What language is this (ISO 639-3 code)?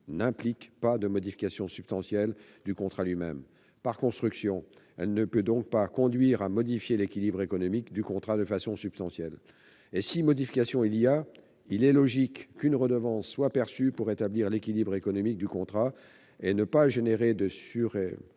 fra